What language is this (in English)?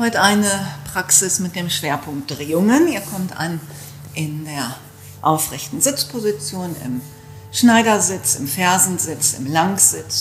German